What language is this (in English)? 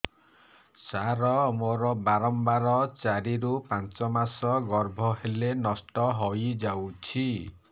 Odia